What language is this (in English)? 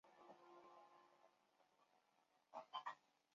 Chinese